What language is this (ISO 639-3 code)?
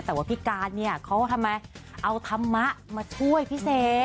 tha